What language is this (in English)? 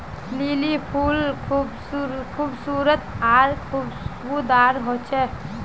Magahi